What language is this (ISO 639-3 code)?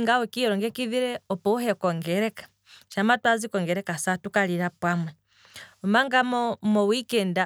kwm